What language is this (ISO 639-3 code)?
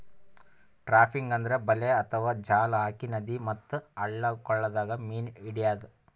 kan